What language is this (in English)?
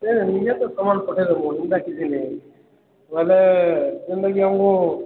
Odia